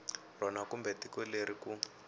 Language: Tsonga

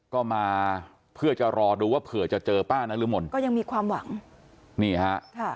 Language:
Thai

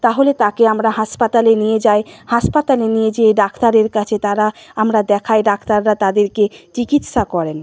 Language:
Bangla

